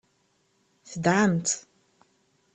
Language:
Kabyle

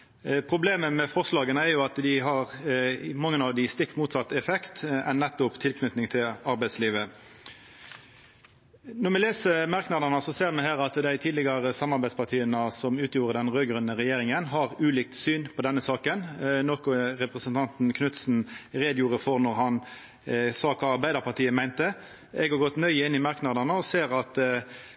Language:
Norwegian Nynorsk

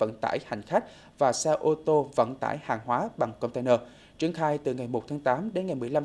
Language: Vietnamese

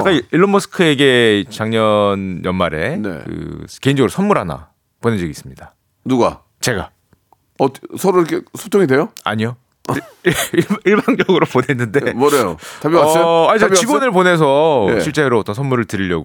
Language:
Korean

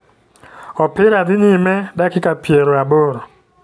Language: Luo (Kenya and Tanzania)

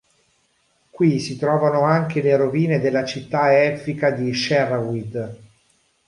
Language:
Italian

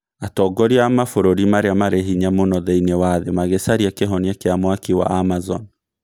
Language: Kikuyu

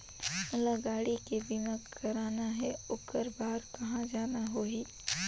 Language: Chhattisgarhi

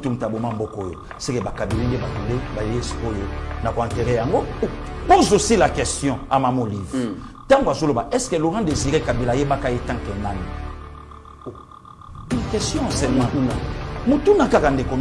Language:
French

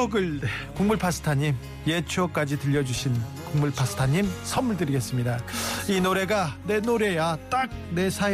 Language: Korean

